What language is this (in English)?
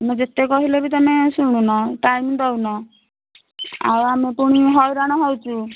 Odia